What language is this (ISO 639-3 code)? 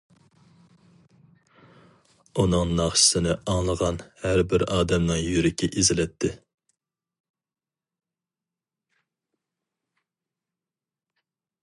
uig